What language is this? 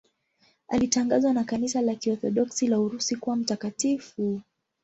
Swahili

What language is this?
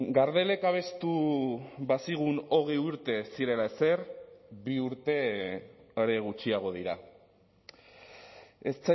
Basque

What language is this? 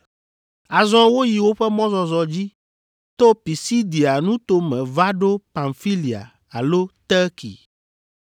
Ewe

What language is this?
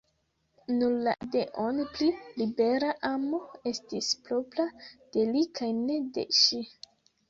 Esperanto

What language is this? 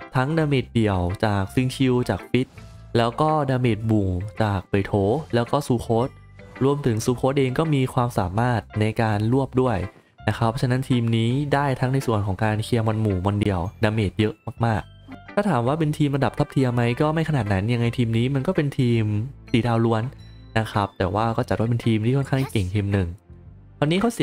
Thai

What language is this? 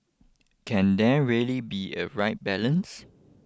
English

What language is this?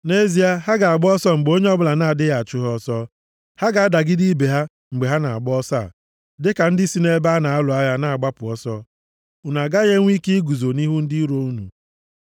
Igbo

